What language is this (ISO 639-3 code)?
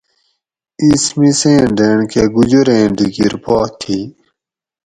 gwc